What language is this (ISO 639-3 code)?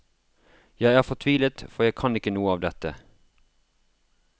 nor